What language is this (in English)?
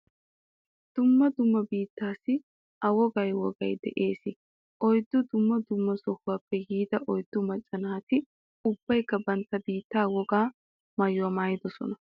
Wolaytta